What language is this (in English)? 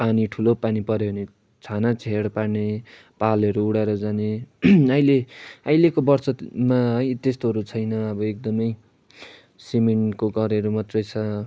Nepali